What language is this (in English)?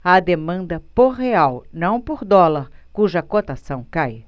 Portuguese